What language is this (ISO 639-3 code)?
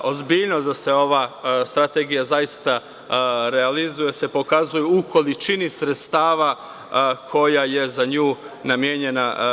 srp